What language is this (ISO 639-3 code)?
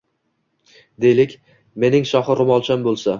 uzb